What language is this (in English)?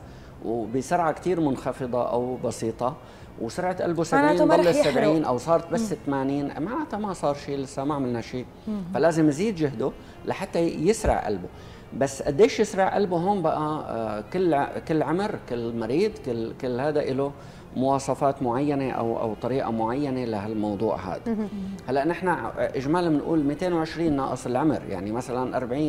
Arabic